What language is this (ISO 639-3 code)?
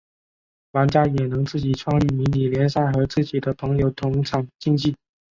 zho